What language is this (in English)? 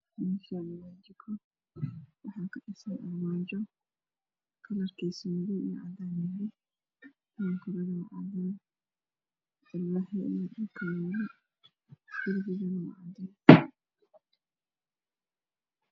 Somali